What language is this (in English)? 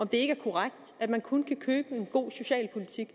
Danish